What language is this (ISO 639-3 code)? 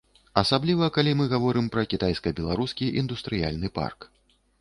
bel